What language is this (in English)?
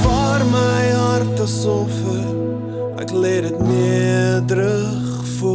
Dutch